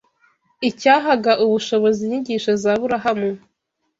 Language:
Kinyarwanda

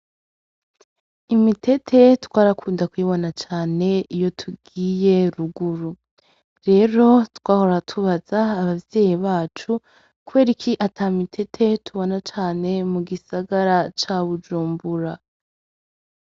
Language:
Rundi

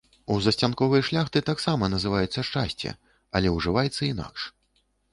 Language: Belarusian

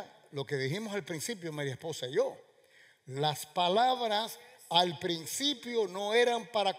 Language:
Spanish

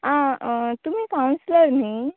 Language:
Konkani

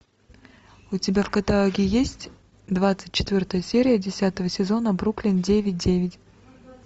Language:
Russian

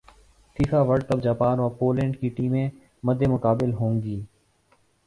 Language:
Urdu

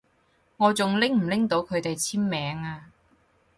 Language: Cantonese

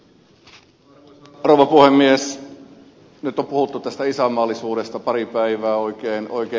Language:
Finnish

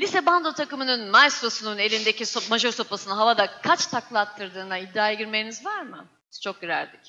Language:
Turkish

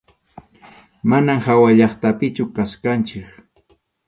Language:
Arequipa-La Unión Quechua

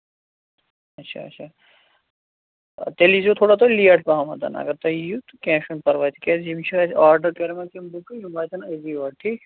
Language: Kashmiri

